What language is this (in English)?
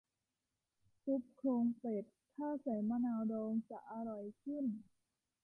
Thai